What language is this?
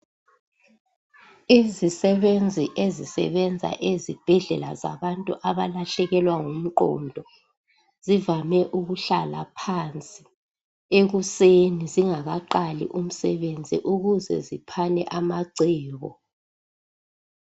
North Ndebele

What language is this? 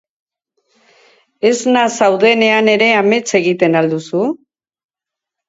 Basque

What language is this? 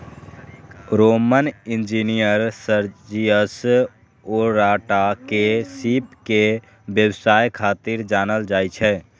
Maithili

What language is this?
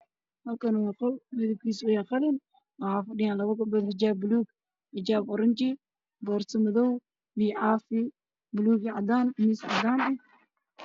Somali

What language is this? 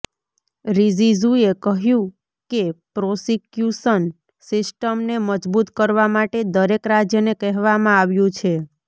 Gujarati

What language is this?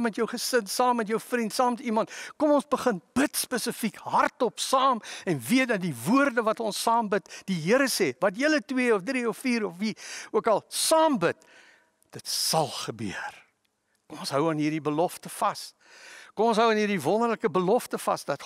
Dutch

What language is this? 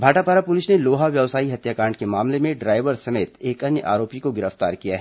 Hindi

